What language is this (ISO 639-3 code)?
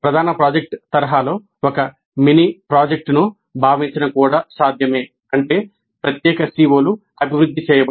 tel